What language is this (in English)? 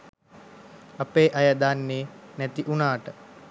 Sinhala